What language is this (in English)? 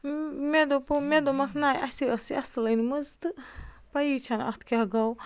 Kashmiri